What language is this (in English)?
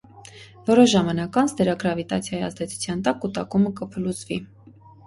Armenian